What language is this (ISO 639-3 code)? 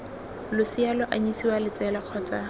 tsn